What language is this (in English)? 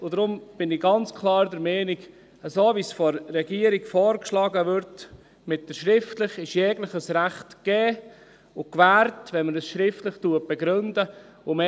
Swiss German